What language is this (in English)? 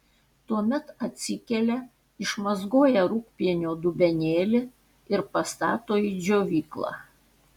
Lithuanian